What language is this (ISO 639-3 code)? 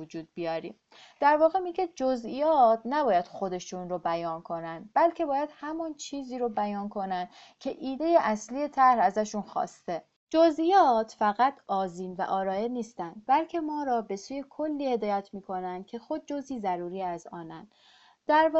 fas